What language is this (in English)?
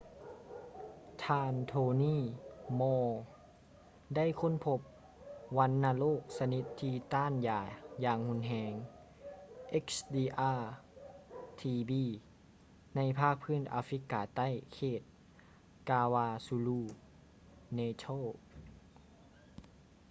Lao